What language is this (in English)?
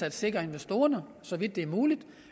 Danish